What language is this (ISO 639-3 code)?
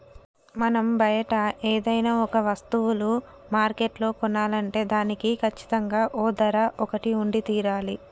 tel